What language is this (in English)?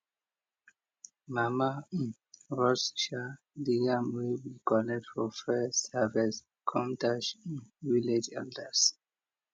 Nigerian Pidgin